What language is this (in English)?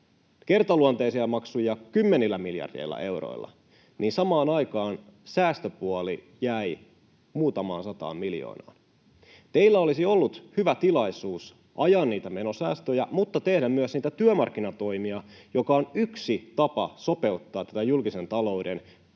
Finnish